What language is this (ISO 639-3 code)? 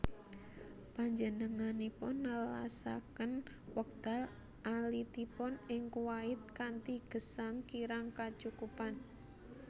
jav